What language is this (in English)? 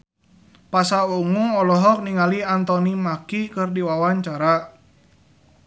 Sundanese